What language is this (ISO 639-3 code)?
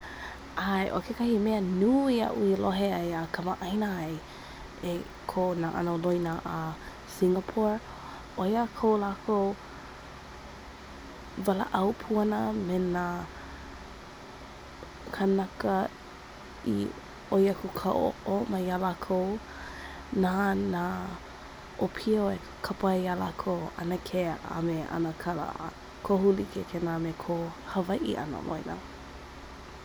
haw